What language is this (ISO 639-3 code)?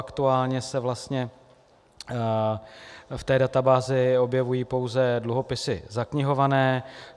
ces